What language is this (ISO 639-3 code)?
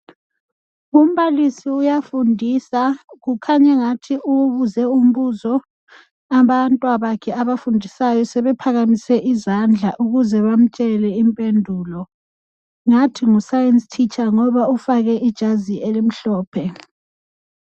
nde